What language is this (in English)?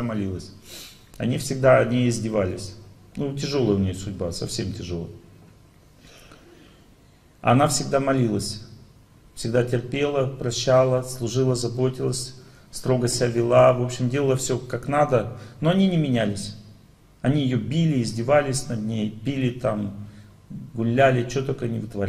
Russian